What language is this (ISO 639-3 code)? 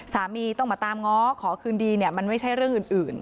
tha